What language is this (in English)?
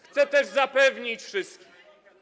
Polish